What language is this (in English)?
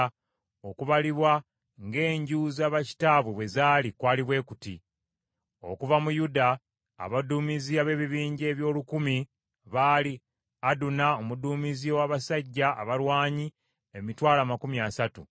Ganda